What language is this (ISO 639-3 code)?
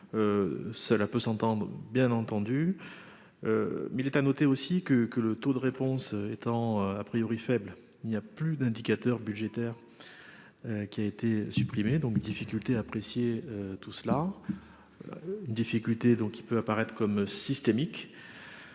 fra